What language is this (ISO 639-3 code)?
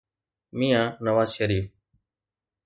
snd